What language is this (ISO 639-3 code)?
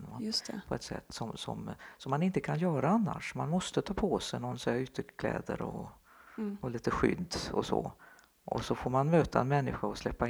swe